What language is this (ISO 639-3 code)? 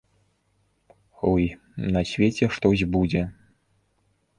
bel